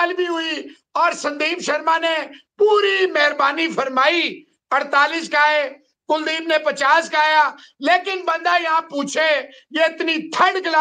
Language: Hindi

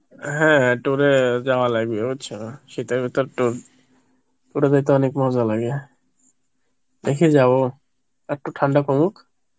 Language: Bangla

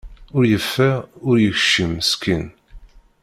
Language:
Kabyle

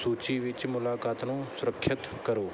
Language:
Punjabi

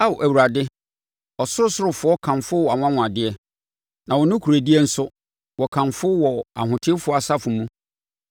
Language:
Akan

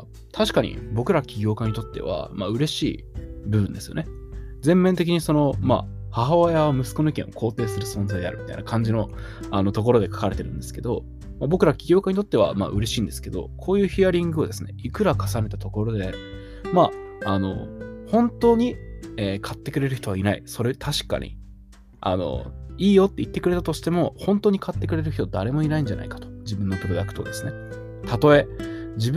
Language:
Japanese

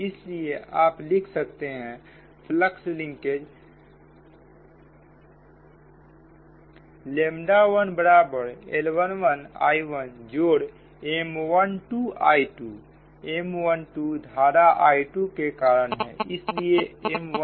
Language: Hindi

